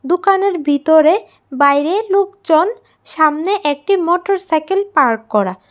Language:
Bangla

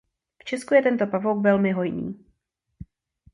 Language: Czech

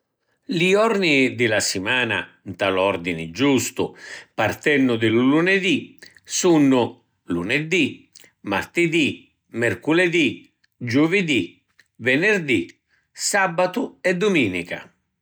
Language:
Sicilian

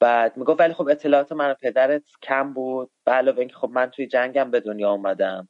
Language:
Persian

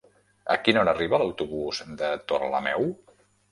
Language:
Catalan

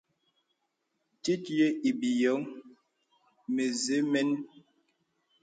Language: Bebele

